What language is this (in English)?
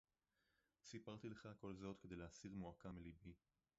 Hebrew